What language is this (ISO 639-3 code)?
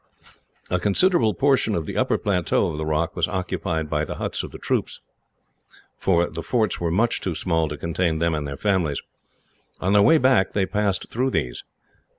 eng